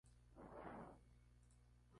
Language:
Spanish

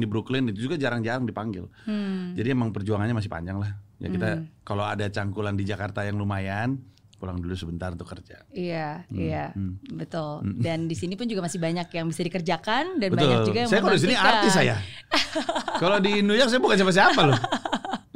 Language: Indonesian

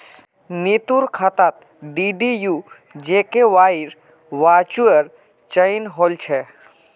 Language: Magahi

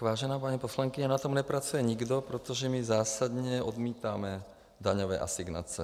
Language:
Czech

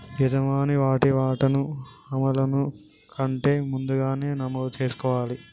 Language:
Telugu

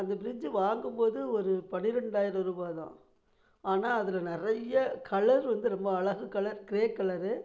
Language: Tamil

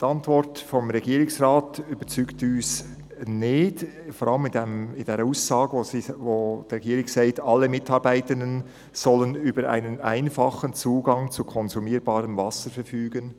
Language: Swiss German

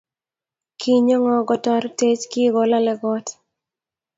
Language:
Kalenjin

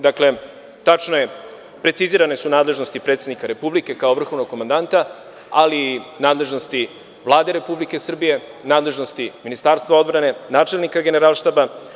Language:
Serbian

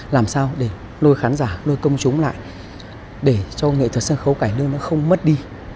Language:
Vietnamese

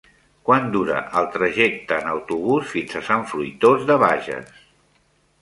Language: Catalan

